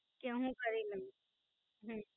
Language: Gujarati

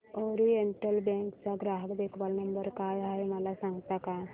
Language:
Marathi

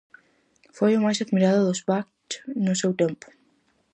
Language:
Galician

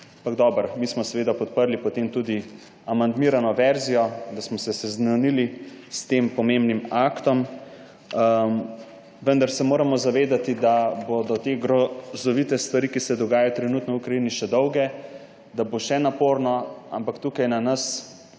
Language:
Slovenian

